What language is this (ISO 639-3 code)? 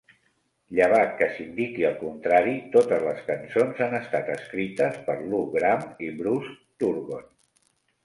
cat